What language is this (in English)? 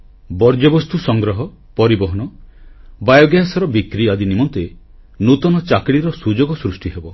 Odia